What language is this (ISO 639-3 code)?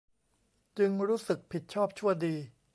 tha